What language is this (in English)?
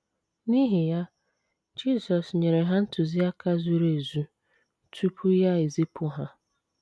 Igbo